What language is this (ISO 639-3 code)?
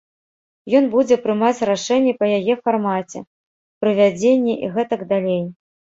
bel